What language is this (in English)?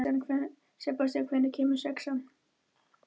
Icelandic